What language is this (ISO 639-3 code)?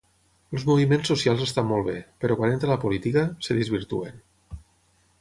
cat